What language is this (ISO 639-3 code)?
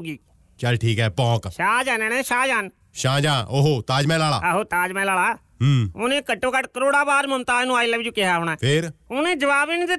pan